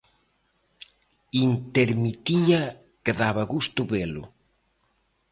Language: Galician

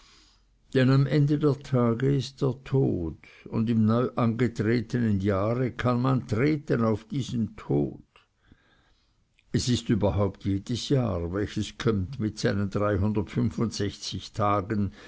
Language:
German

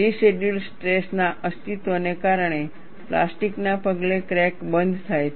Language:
Gujarati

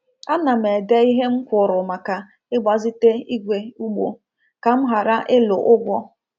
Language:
Igbo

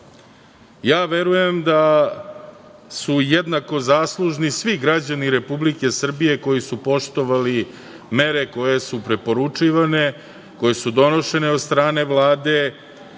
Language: Serbian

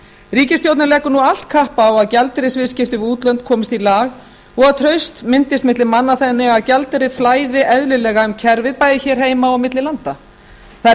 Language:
Icelandic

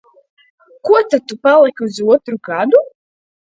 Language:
Latvian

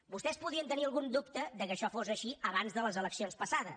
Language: Catalan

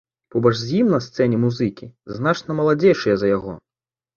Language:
Belarusian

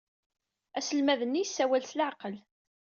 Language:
Kabyle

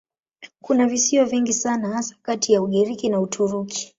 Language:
Swahili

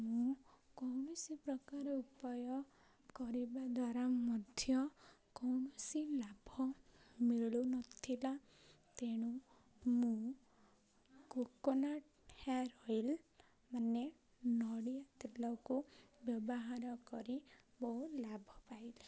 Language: Odia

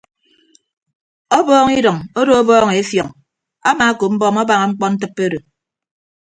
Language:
Ibibio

